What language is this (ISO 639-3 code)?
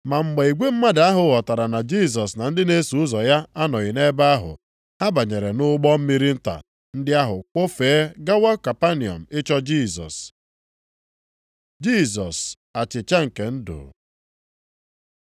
ibo